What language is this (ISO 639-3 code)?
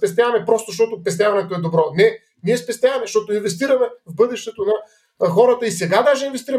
bul